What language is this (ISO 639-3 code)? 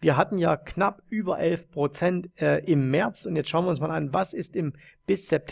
deu